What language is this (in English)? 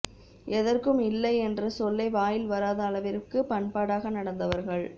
Tamil